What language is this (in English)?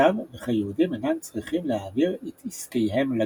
Hebrew